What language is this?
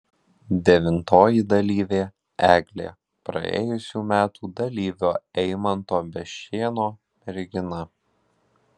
Lithuanian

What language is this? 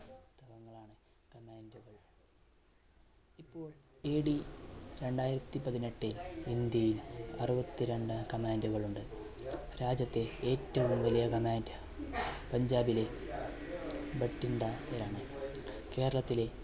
Malayalam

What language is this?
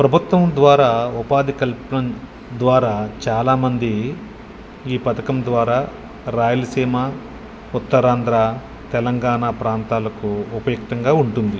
Telugu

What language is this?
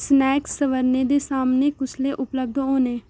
Dogri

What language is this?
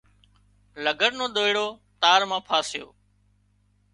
Wadiyara Koli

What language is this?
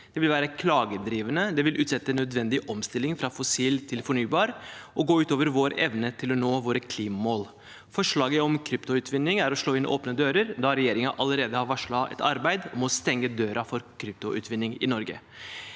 Norwegian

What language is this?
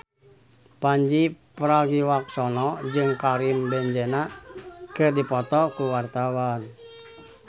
Sundanese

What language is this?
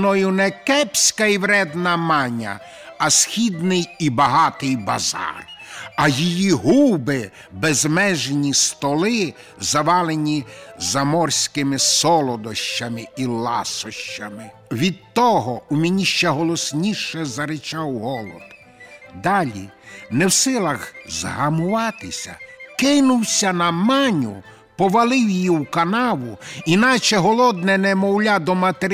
Ukrainian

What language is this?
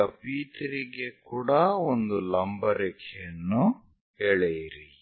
Kannada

